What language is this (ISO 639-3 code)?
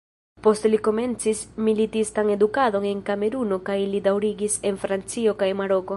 epo